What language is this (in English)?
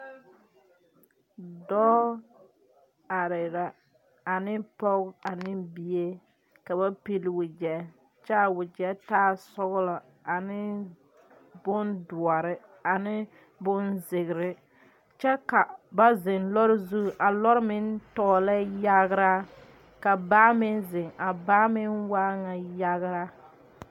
Southern Dagaare